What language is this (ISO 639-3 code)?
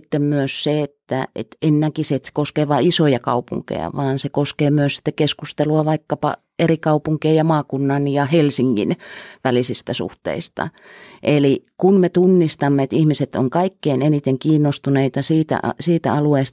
fin